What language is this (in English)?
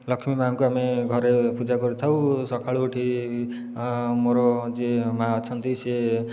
Odia